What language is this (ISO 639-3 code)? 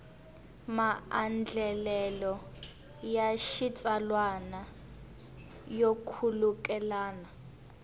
tso